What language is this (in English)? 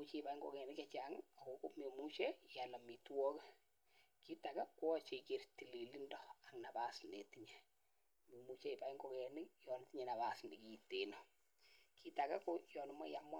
Kalenjin